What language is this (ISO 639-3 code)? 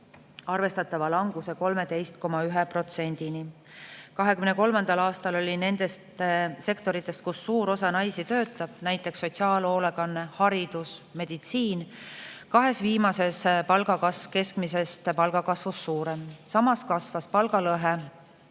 est